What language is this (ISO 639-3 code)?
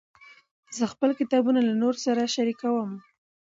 pus